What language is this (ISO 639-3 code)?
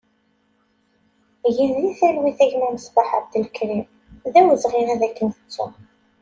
kab